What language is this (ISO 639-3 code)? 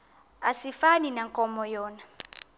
xho